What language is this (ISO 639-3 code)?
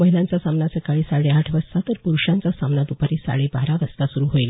mar